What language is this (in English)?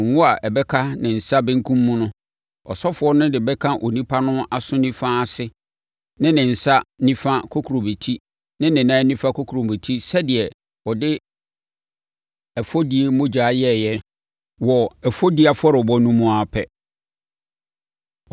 Akan